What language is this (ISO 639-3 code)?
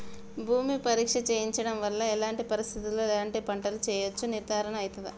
tel